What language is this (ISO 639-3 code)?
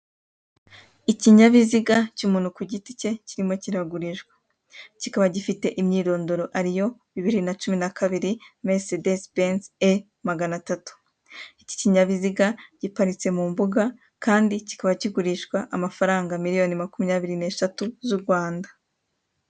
kin